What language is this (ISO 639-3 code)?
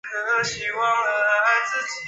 zho